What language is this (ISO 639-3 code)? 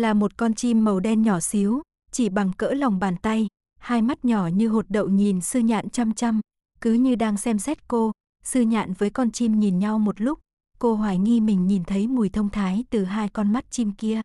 vie